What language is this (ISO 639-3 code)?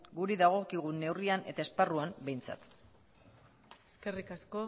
eus